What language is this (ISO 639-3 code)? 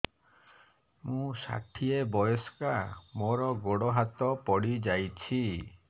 ori